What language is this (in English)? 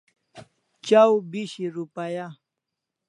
Kalasha